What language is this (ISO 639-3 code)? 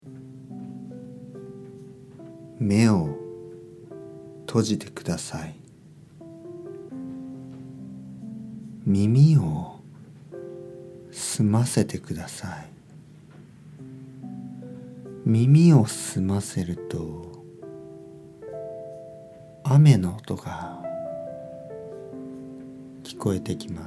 jpn